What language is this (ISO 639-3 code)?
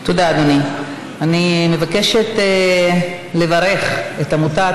heb